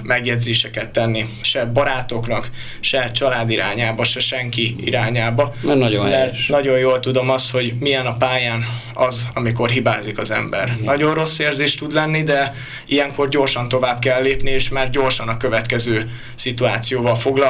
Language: Hungarian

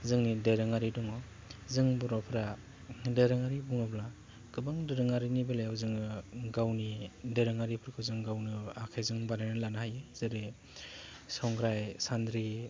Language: Bodo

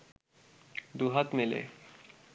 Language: Bangla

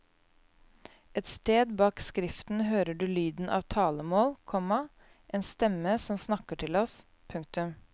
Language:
Norwegian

